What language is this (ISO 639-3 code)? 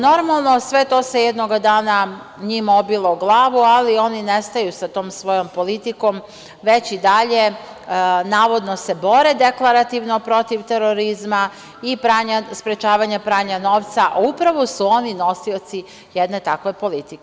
srp